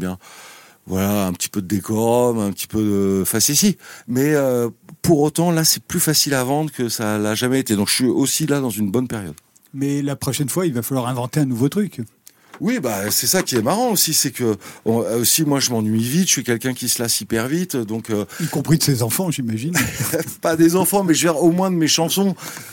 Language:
French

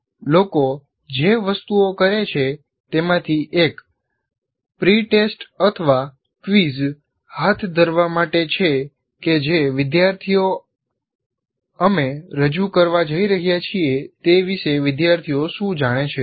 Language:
Gujarati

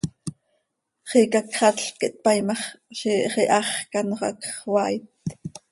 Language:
Seri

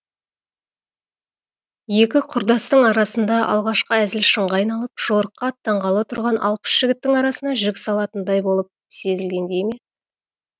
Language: Kazakh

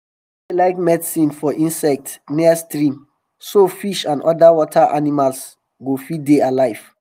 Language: Nigerian Pidgin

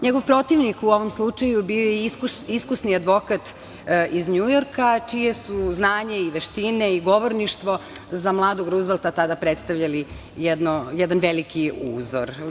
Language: Serbian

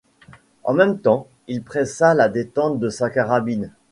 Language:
French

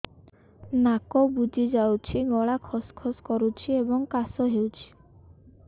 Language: Odia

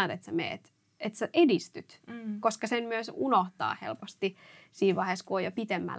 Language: Finnish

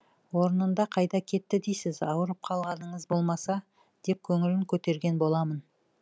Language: Kazakh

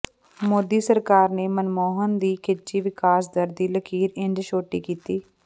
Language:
Punjabi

